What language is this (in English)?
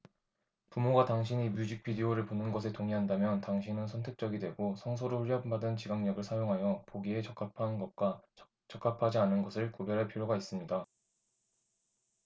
Korean